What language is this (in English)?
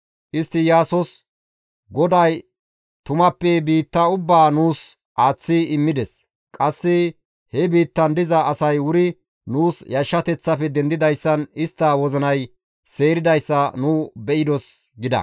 Gamo